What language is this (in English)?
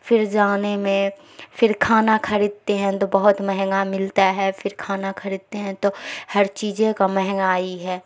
Urdu